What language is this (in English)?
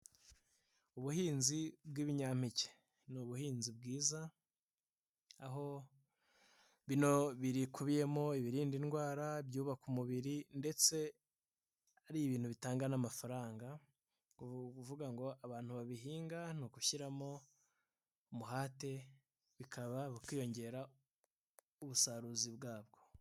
Kinyarwanda